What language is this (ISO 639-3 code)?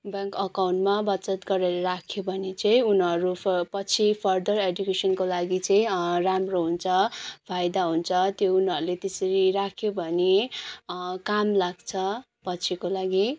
nep